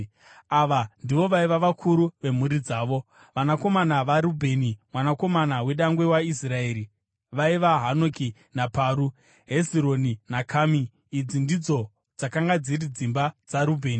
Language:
Shona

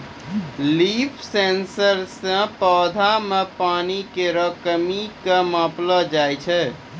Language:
Maithili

